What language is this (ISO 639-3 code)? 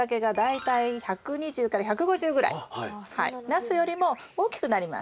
jpn